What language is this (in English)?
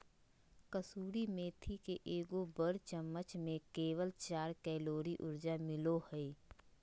Magahi